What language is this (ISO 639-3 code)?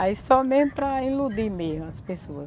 por